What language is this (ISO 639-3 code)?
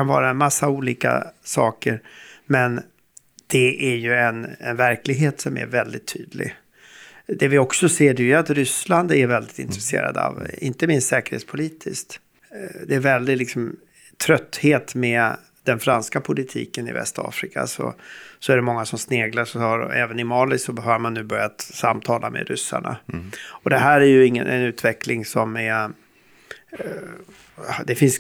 swe